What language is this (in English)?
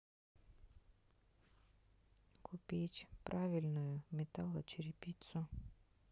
Russian